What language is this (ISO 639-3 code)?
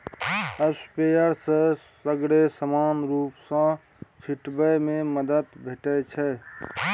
mai